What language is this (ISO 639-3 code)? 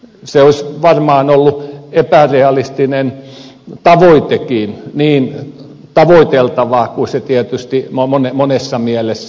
fin